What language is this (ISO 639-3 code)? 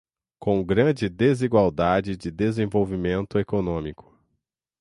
por